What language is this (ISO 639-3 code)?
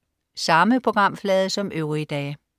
dan